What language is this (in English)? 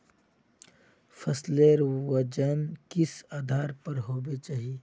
Magahi